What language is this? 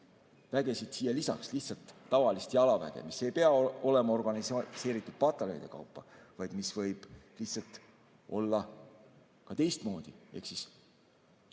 Estonian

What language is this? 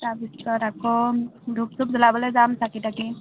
Assamese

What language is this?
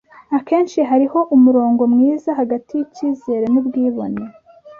Kinyarwanda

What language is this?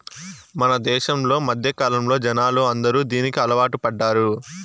Telugu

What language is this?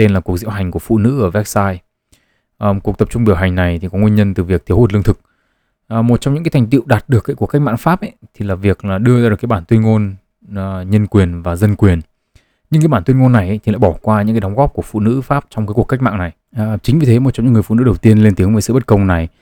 Vietnamese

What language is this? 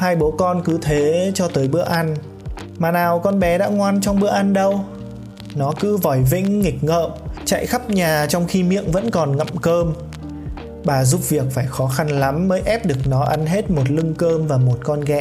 Vietnamese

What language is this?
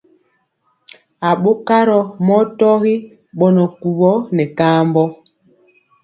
Mpiemo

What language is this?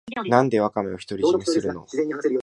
Japanese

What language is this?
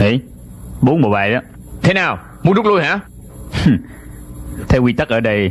Vietnamese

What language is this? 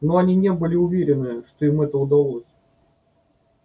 Russian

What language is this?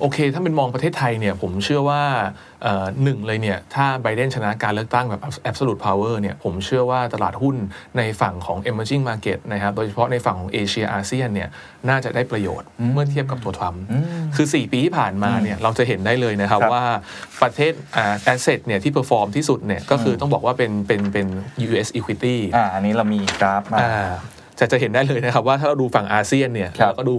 Thai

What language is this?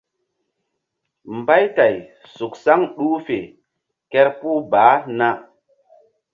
Mbum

